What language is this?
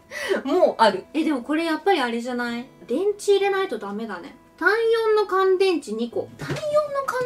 Japanese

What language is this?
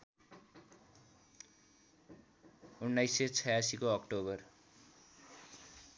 Nepali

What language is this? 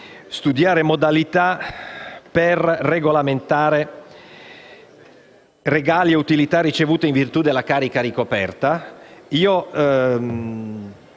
Italian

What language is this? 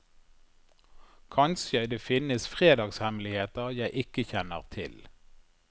Norwegian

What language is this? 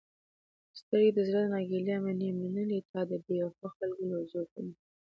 Pashto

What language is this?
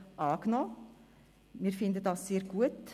Swiss German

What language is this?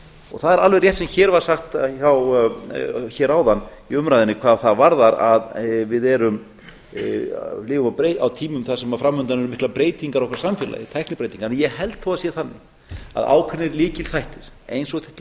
Icelandic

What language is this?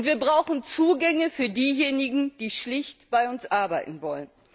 German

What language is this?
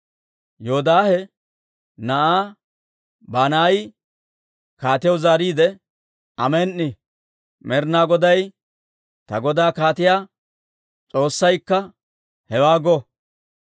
Dawro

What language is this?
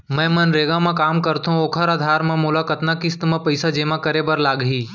Chhattisgarhi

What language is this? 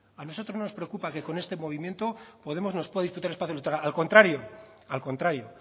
Spanish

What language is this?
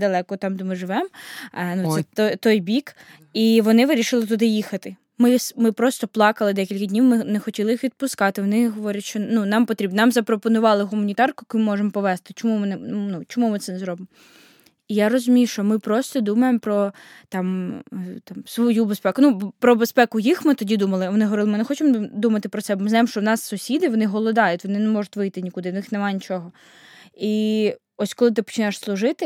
Ukrainian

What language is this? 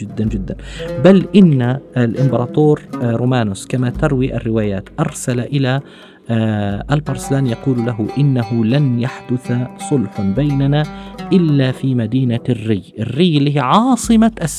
Arabic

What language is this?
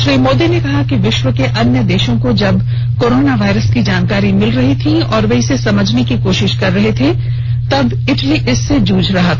Hindi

